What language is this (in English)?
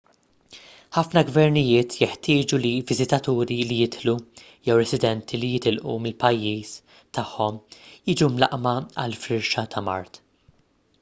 Maltese